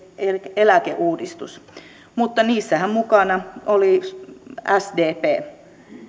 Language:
Finnish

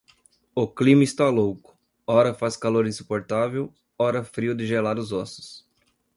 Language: Portuguese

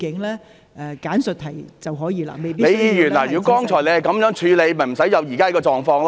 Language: Cantonese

